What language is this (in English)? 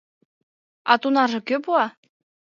Mari